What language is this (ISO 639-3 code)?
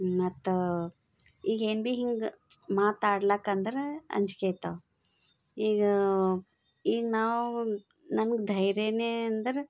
kan